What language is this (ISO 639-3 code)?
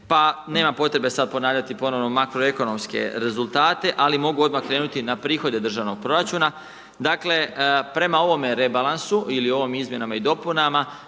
hrv